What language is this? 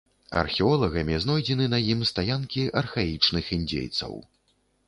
Belarusian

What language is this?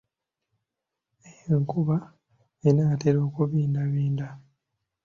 Ganda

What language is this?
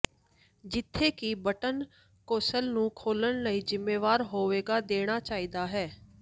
Punjabi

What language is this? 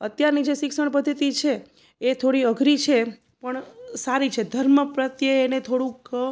Gujarati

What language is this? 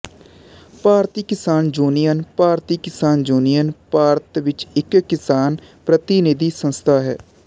Punjabi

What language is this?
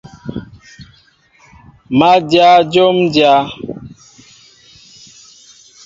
Mbo (Cameroon)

